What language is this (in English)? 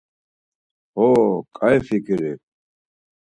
Laz